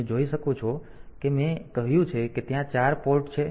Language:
Gujarati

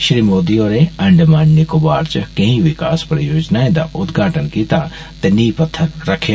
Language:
Dogri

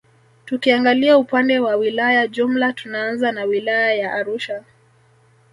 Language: Swahili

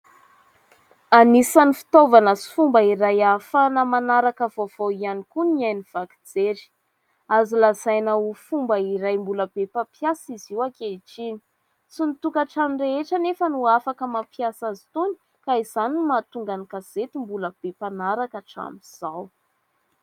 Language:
Malagasy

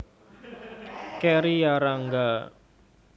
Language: Javanese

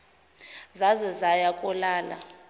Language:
Zulu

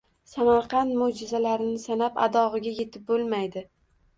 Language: Uzbek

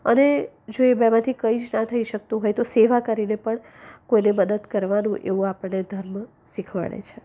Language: Gujarati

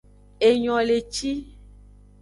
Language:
Aja (Benin)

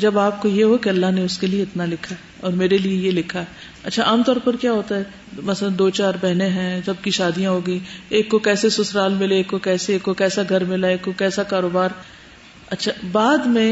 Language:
Urdu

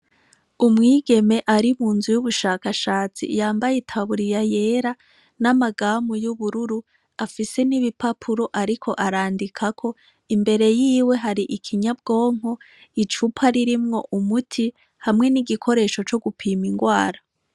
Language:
Rundi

